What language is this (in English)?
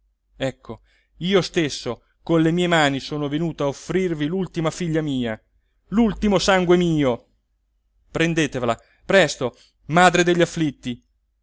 Italian